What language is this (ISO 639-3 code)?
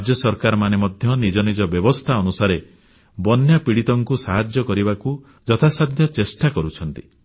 ori